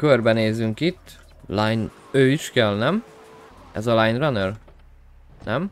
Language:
Hungarian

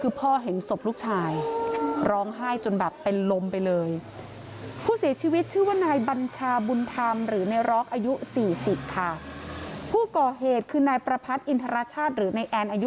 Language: Thai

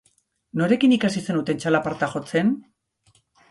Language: Basque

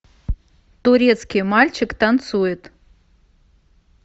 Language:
Russian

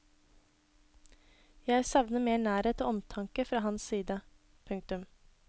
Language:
Norwegian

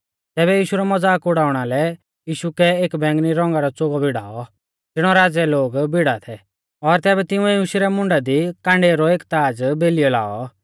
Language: Mahasu Pahari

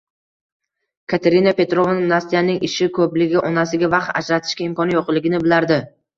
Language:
Uzbek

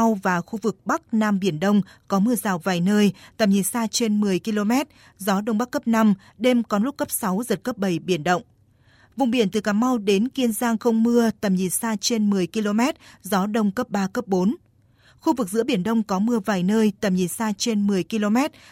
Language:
Vietnamese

